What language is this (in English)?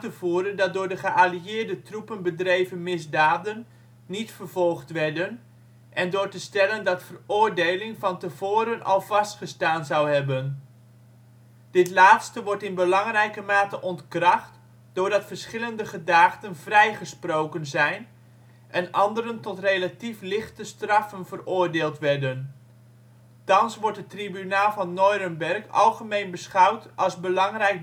Dutch